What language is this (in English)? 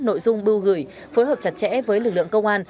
Vietnamese